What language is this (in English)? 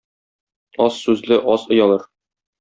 Tatar